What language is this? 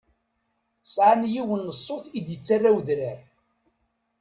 Kabyle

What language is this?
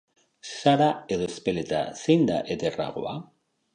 Basque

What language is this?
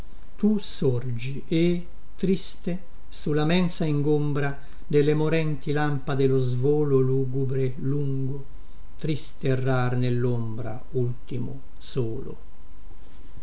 Italian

